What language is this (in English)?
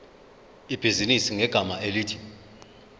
Zulu